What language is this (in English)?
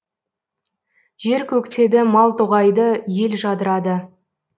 Kazakh